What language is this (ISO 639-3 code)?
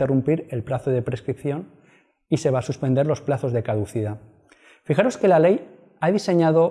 spa